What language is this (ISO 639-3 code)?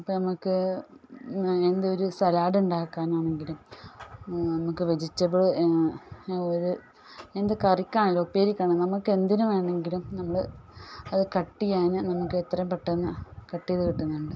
mal